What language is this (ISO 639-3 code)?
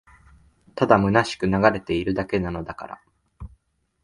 jpn